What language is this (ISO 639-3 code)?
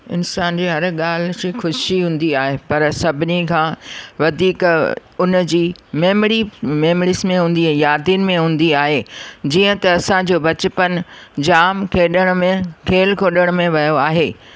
snd